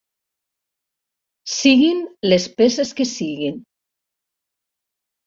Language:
Catalan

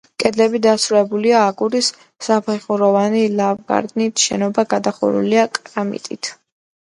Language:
Georgian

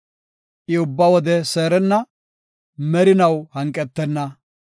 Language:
Gofa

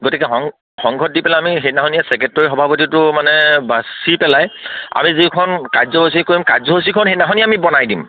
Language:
Assamese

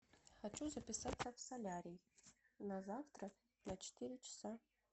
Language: Russian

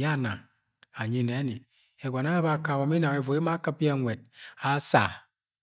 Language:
Agwagwune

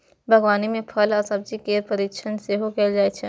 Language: Maithili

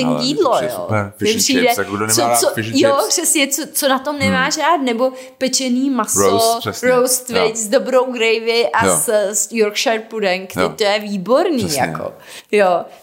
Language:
Czech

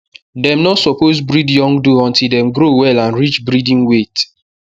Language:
Nigerian Pidgin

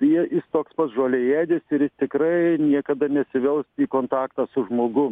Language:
Lithuanian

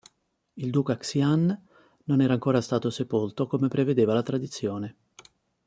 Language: Italian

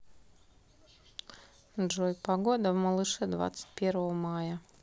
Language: Russian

